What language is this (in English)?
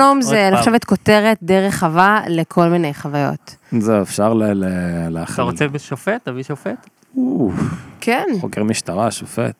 Hebrew